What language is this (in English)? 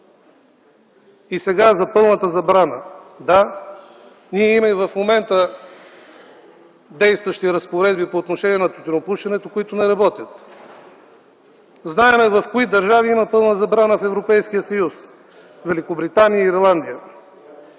Bulgarian